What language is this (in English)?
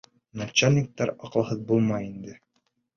Bashkir